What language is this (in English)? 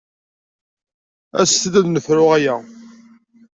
Kabyle